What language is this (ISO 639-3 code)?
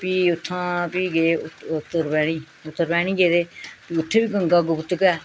doi